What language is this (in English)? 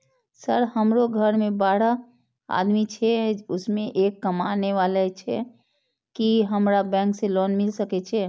Maithili